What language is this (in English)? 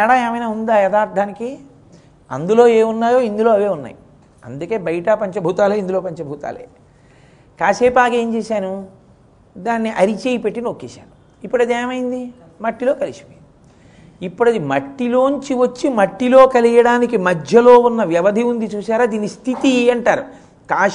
Telugu